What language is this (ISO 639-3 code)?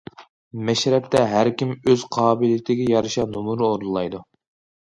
uig